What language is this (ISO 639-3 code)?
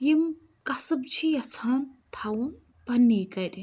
kas